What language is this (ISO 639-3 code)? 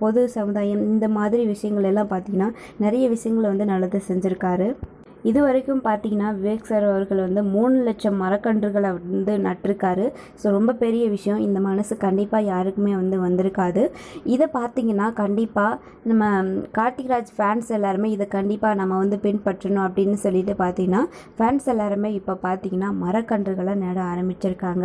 ron